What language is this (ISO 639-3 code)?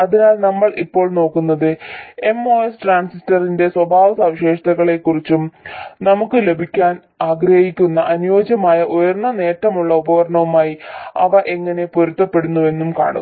mal